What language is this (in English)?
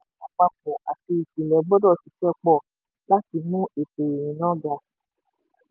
Yoruba